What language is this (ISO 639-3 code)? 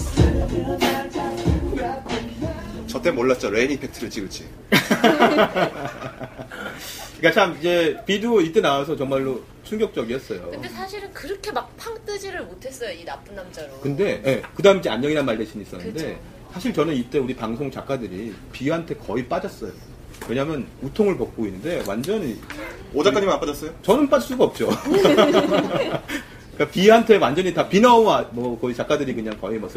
kor